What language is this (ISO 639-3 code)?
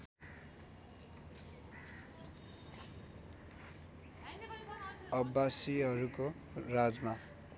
nep